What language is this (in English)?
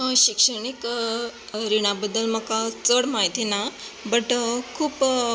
Konkani